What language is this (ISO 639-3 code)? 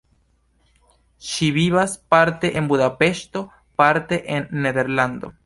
epo